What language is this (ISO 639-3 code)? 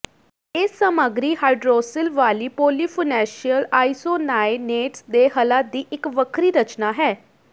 pan